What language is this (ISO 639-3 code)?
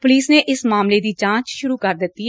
pan